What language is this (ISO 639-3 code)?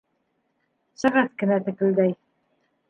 bak